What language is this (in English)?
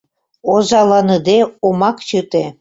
Mari